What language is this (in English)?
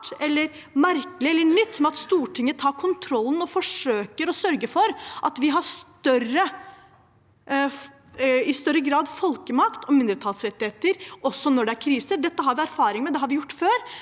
Norwegian